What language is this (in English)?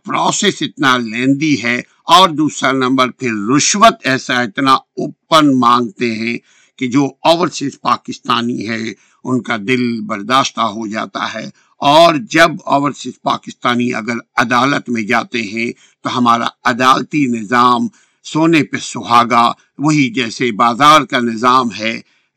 Urdu